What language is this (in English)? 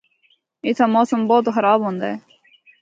Northern Hindko